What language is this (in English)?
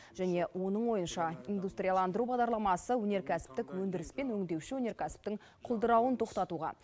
Kazakh